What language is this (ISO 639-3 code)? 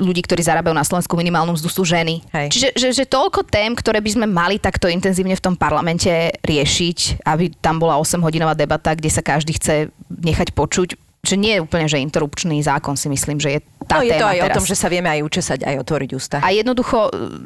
slk